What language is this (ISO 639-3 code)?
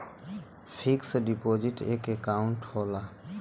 bho